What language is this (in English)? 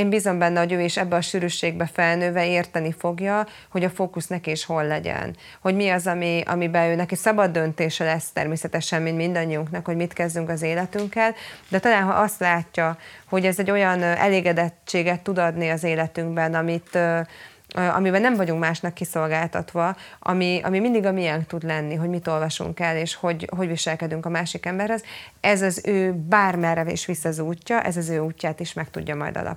Hungarian